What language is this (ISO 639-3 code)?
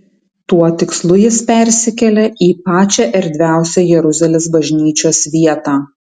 lit